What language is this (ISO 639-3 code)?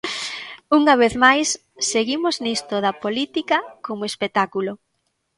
glg